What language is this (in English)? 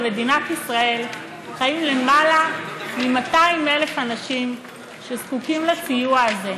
Hebrew